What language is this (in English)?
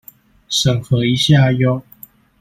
Chinese